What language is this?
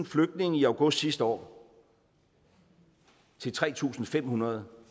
Danish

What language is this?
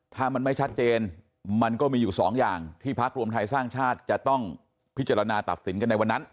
Thai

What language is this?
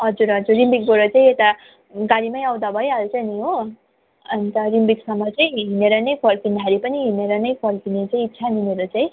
Nepali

